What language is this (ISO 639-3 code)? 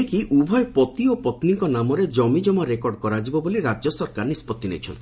ori